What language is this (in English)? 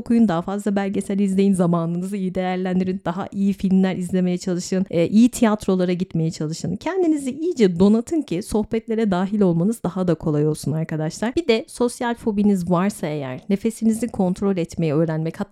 Turkish